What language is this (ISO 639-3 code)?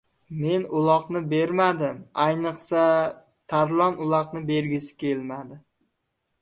uzb